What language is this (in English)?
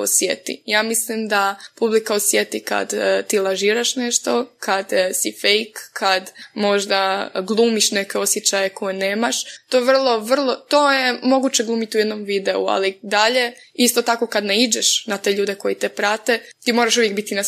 Croatian